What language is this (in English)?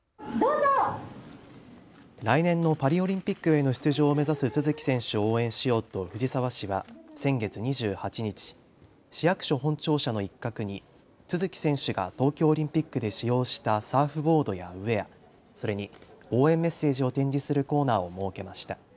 Japanese